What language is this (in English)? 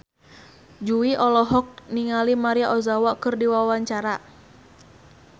Sundanese